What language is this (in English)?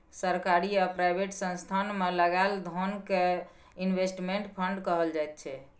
Maithili